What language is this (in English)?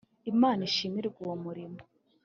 Kinyarwanda